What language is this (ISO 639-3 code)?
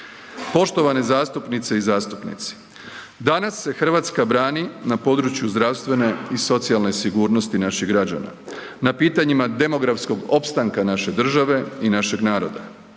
hrv